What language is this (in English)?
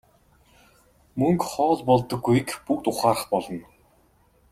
Mongolian